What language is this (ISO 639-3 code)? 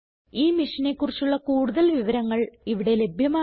mal